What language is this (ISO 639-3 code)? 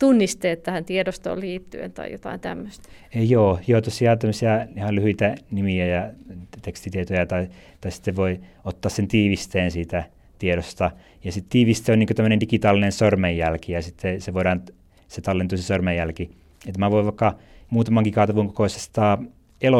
fin